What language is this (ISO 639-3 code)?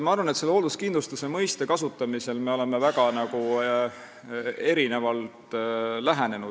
est